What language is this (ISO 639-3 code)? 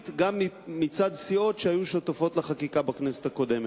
heb